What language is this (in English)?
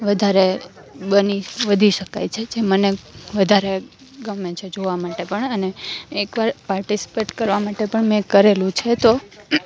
Gujarati